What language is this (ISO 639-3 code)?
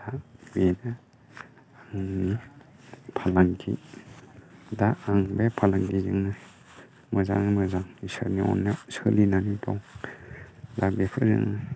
brx